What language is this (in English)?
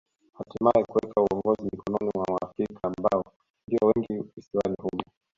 Swahili